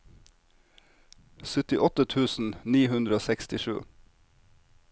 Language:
Norwegian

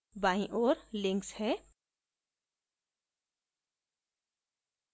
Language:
Hindi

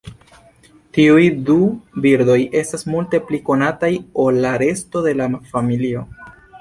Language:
Esperanto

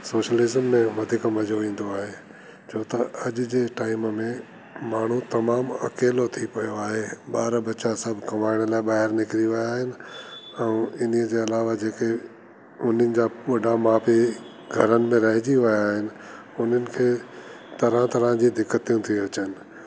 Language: Sindhi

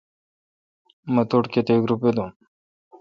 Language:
Kalkoti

